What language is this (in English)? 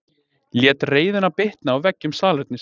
Icelandic